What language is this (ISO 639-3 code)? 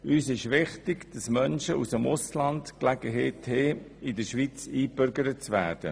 gsw